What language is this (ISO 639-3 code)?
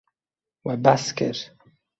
kur